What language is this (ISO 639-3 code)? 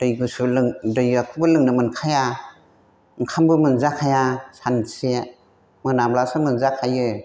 brx